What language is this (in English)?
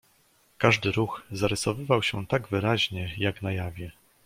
Polish